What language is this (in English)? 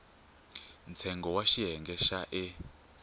Tsonga